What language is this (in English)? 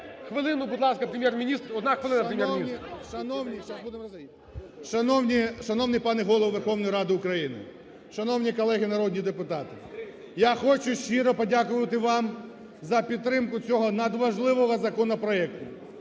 Ukrainian